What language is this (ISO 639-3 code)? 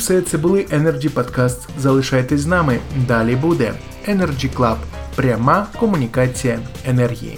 ukr